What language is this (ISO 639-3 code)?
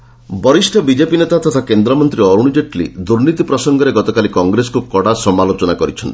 ori